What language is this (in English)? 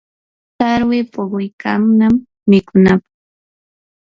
Yanahuanca Pasco Quechua